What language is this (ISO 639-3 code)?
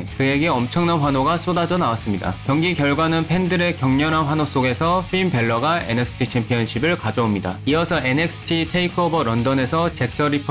kor